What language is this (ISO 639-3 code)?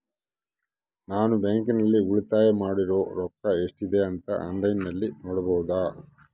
kan